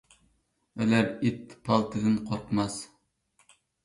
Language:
Uyghur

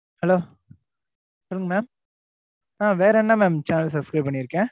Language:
Tamil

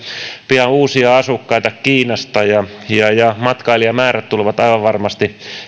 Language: Finnish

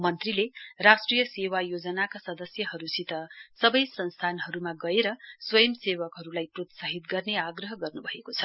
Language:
Nepali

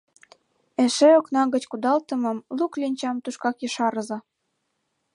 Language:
Mari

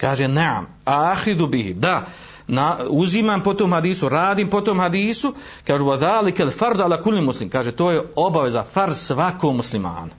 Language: Croatian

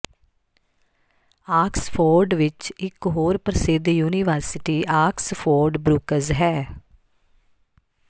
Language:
Punjabi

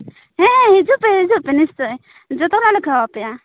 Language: Santali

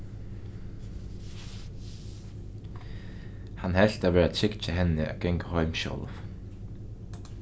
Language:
Faroese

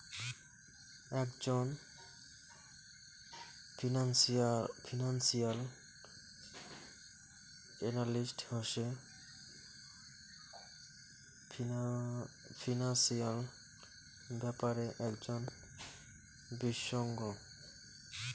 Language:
Bangla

